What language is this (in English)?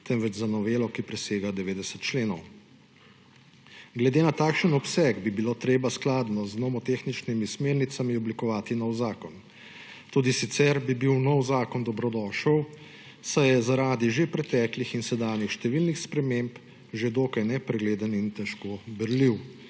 Slovenian